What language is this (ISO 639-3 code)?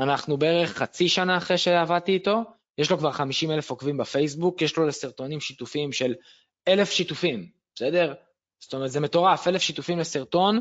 heb